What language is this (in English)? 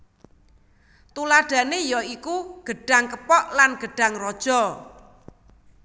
Javanese